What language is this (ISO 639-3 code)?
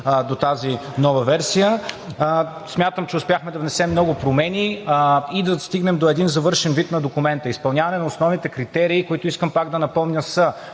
bul